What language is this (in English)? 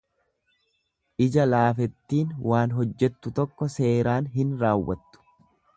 Oromo